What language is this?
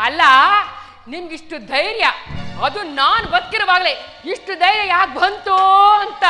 Kannada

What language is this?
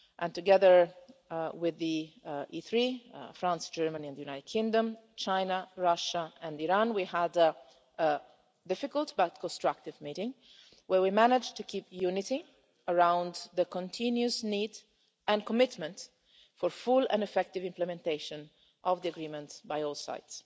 English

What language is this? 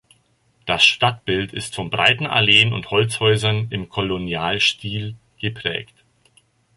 German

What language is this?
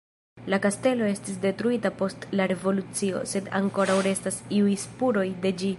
Esperanto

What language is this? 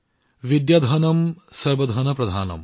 Assamese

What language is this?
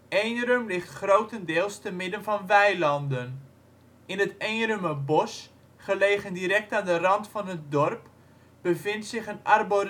Dutch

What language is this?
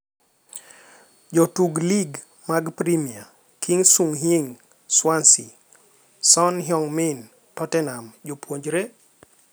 Luo (Kenya and Tanzania)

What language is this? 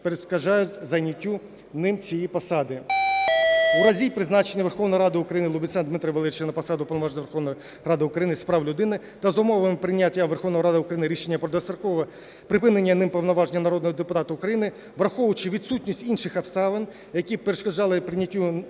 Ukrainian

